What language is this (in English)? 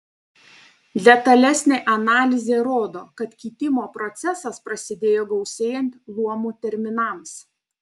Lithuanian